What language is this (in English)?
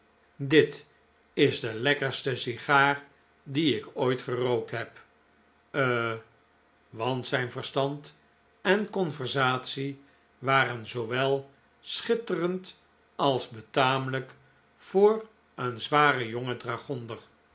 Dutch